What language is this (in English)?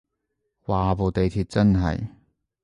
Cantonese